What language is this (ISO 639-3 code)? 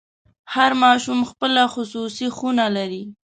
pus